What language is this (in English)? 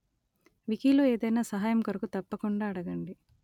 Telugu